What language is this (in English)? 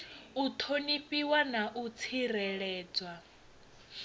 Venda